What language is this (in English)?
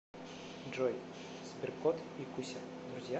Russian